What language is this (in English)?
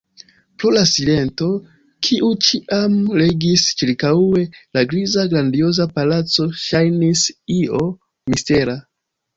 Esperanto